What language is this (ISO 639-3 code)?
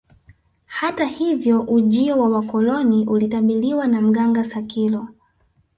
swa